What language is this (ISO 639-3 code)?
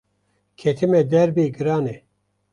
kur